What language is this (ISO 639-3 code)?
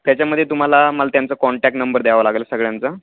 mar